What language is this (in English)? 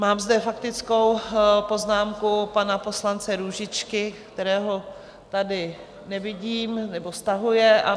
Czech